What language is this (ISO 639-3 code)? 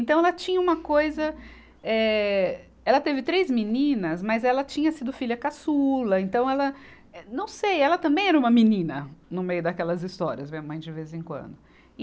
por